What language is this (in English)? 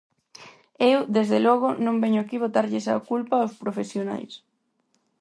Galician